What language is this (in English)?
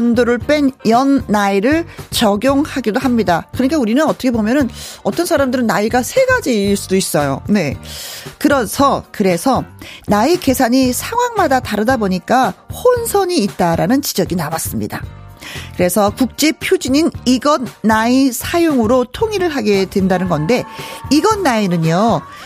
Korean